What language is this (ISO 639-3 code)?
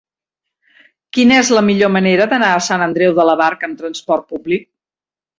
cat